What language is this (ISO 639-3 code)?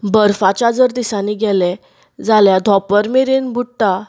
kok